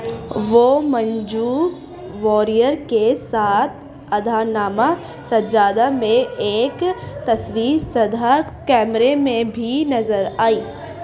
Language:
Urdu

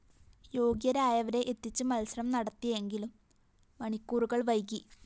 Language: Malayalam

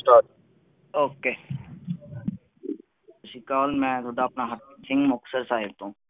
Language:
Punjabi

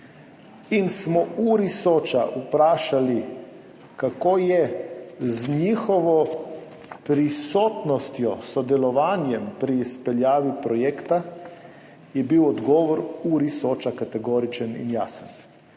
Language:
Slovenian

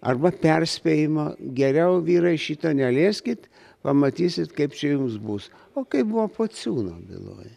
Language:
Lithuanian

